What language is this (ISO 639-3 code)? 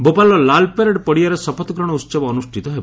ori